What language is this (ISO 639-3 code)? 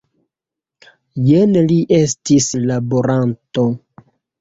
epo